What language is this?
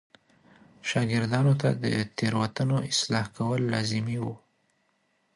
Pashto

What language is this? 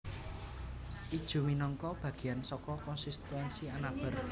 Javanese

